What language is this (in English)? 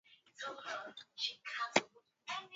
Swahili